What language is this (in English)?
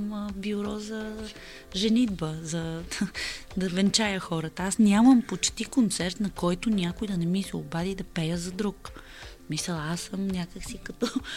Bulgarian